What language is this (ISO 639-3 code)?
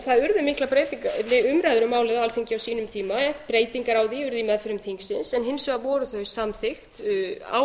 isl